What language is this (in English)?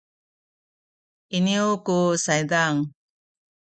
Sakizaya